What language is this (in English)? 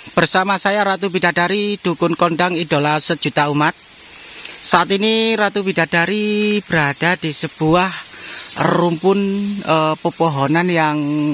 Indonesian